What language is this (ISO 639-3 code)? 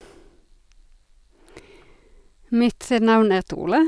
nor